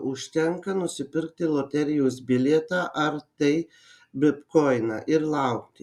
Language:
Lithuanian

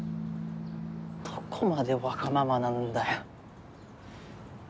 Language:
Japanese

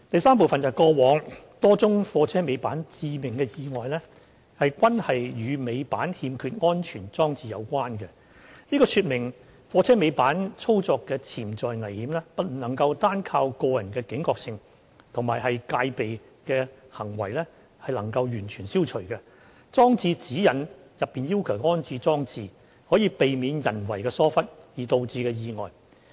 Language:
Cantonese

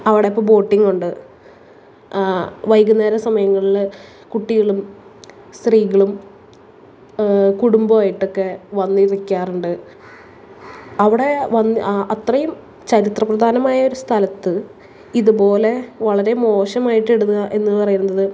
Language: Malayalam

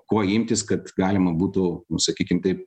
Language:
Lithuanian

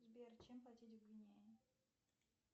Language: Russian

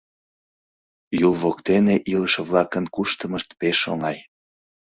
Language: Mari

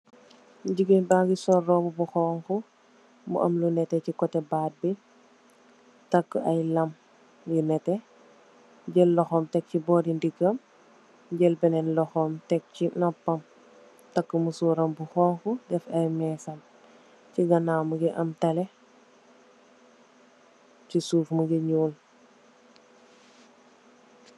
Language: Wolof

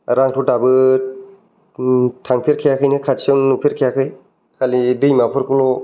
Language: Bodo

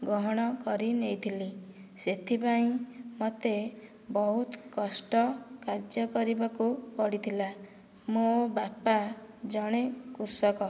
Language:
Odia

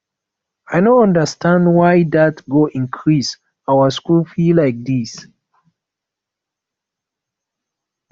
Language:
Nigerian Pidgin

